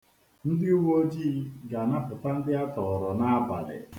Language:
Igbo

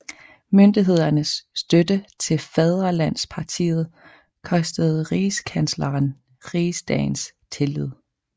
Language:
Danish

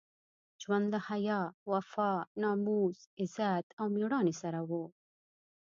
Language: Pashto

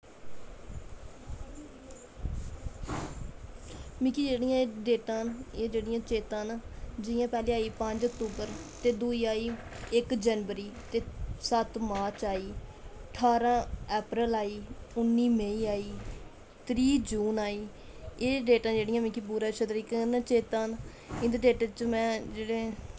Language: Dogri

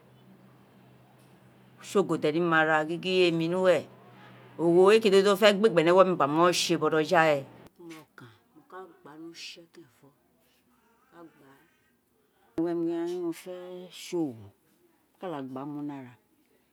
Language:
Isekiri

